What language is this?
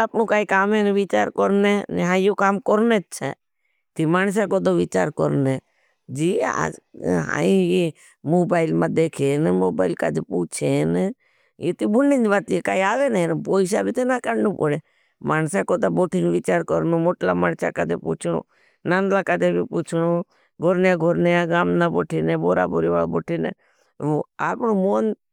Bhili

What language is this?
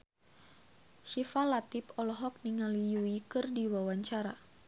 Sundanese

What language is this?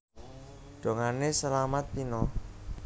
Javanese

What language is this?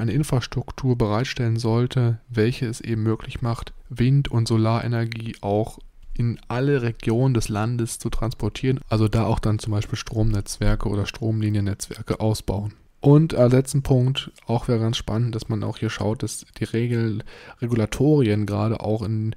German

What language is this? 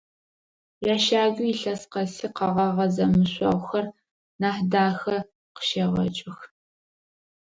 Adyghe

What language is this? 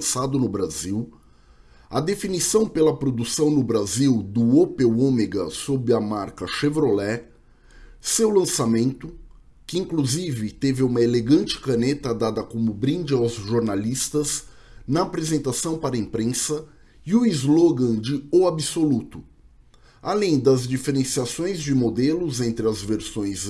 Portuguese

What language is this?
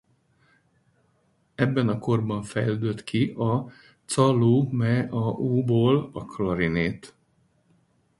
Hungarian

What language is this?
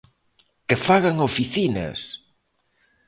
Galician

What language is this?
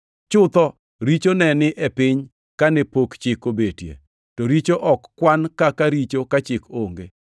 Luo (Kenya and Tanzania)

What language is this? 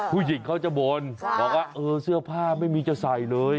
Thai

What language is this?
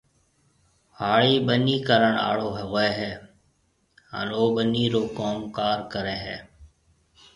Marwari (Pakistan)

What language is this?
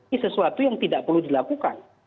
Indonesian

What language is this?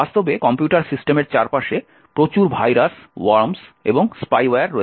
Bangla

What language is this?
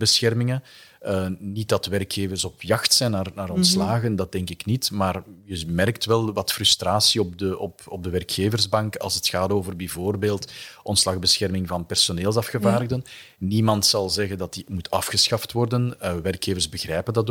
Dutch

